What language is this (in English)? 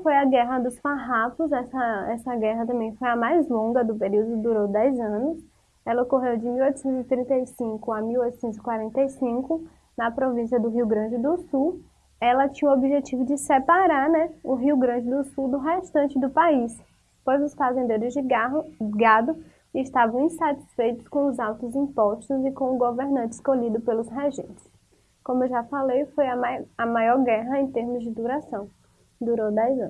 Portuguese